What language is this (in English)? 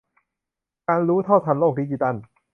Thai